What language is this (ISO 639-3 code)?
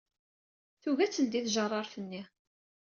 kab